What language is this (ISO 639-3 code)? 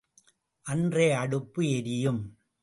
tam